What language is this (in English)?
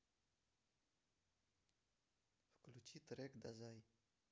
Russian